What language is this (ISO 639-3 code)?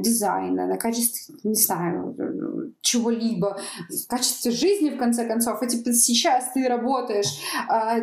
rus